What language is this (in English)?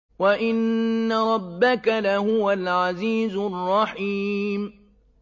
Arabic